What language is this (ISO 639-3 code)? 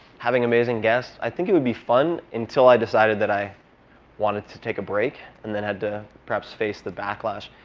eng